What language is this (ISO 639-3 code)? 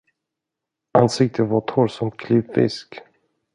swe